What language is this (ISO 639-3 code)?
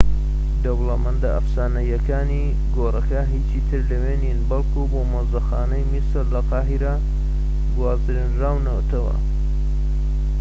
ckb